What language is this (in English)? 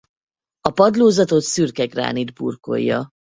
Hungarian